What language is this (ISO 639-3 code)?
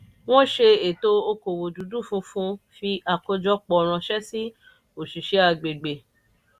yor